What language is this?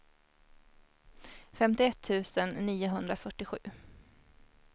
Swedish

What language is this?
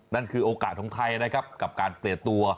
Thai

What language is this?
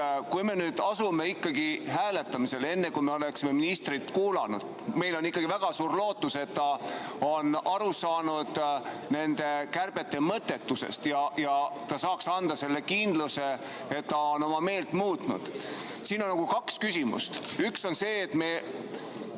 Estonian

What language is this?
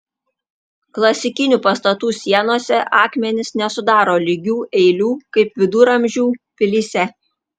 Lithuanian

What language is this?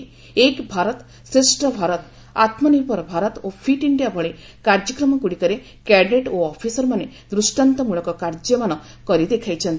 Odia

